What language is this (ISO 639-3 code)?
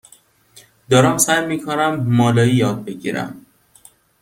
fas